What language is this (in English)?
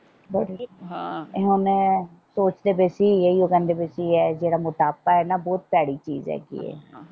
Punjabi